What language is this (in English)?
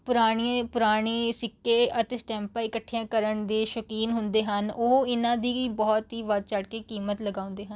Punjabi